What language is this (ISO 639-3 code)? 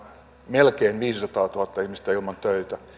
fin